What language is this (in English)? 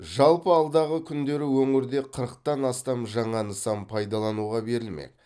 Kazakh